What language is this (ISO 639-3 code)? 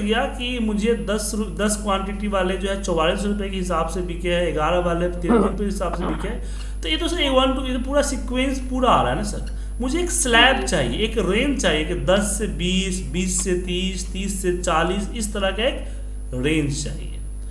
hin